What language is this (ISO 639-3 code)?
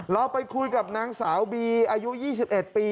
tha